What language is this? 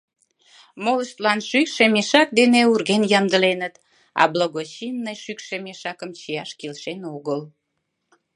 Mari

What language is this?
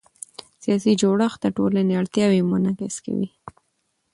Pashto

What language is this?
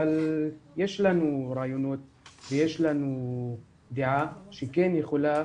Hebrew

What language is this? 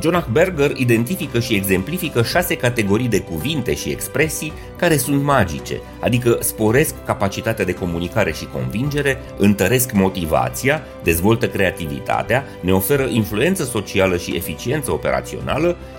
Romanian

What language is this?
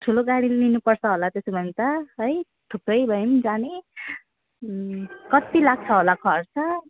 Nepali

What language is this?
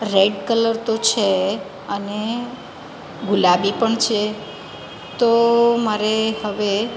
Gujarati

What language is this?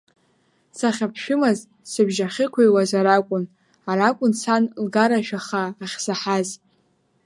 Abkhazian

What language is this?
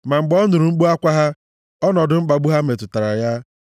Igbo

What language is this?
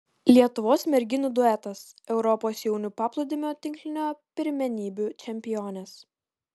Lithuanian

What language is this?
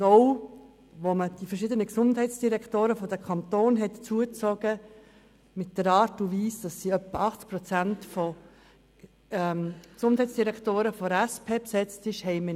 Swiss German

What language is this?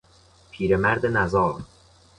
Persian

